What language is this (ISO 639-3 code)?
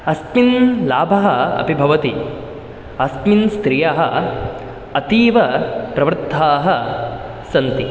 san